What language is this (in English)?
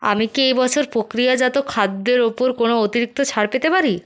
Bangla